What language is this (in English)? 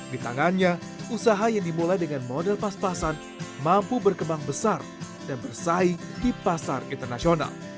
Indonesian